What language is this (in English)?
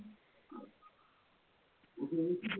Assamese